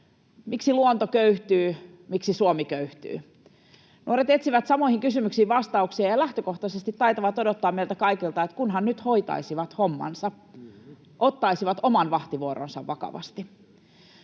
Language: Finnish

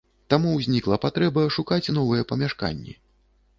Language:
Belarusian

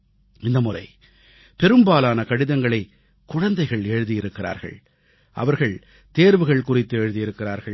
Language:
Tamil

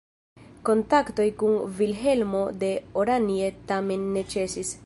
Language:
Esperanto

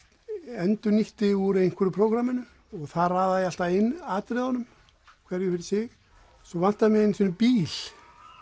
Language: Icelandic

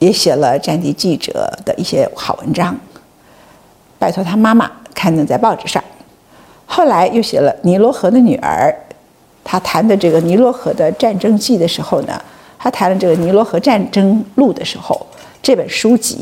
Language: Chinese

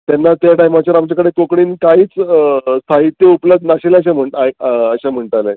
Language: Konkani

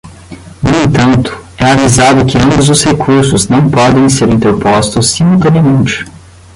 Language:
Portuguese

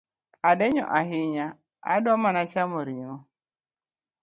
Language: Luo (Kenya and Tanzania)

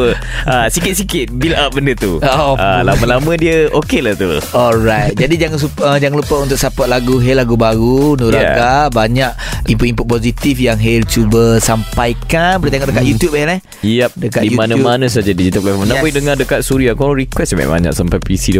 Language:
Malay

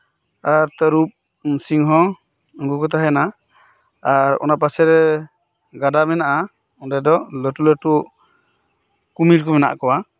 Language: Santali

